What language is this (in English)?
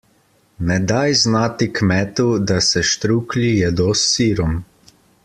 Slovenian